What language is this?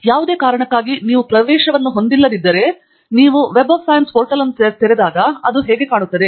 Kannada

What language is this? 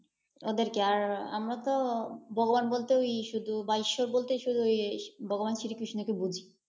Bangla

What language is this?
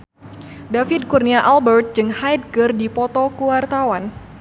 Sundanese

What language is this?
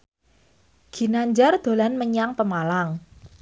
Javanese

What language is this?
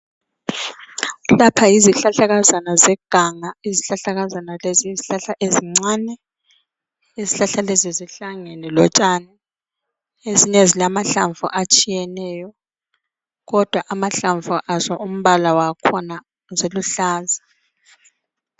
North Ndebele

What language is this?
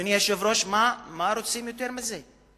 Hebrew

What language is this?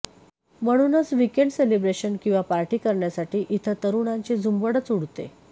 Marathi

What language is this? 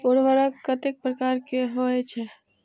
Maithili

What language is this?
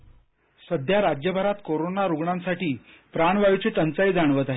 Marathi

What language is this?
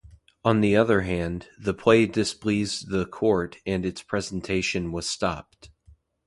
English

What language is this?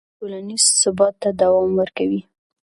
Pashto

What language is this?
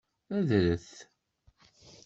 Kabyle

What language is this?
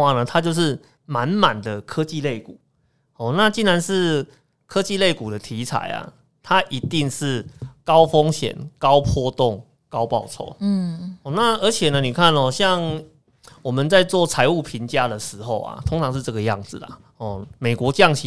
Chinese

